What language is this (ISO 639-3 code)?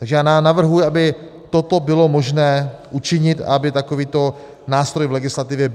ces